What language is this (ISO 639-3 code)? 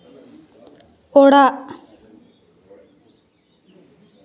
sat